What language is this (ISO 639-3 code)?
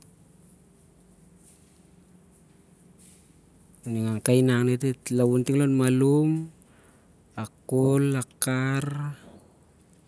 sjr